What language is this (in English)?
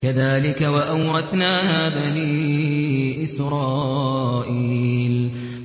Arabic